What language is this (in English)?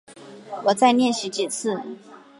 Chinese